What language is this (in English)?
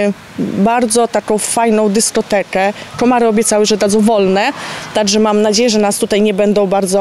Polish